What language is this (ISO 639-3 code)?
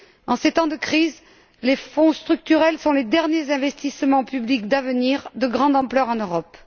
fra